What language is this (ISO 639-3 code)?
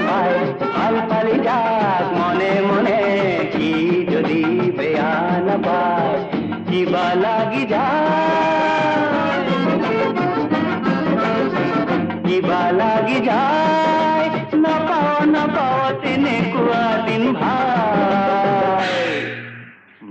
ben